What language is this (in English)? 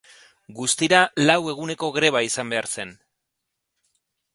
Basque